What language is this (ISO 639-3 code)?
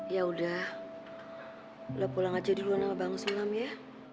ind